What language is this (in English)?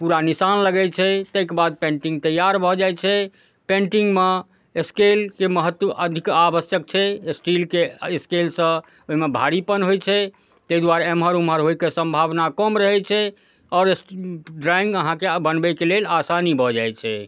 Maithili